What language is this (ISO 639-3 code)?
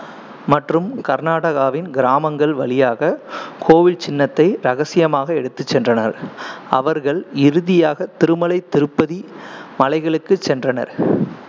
tam